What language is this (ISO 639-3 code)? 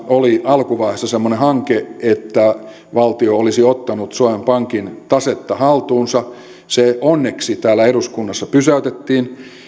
fin